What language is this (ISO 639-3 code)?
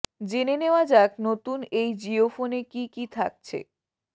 ben